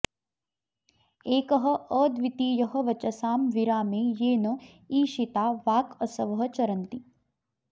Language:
Sanskrit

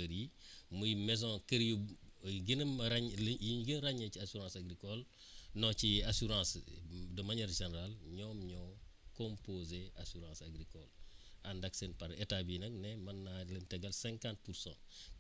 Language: Wolof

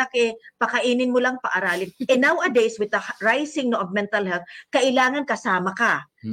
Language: Filipino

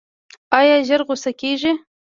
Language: Pashto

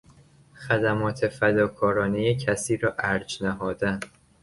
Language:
Persian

